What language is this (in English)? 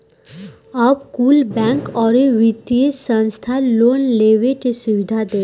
Bhojpuri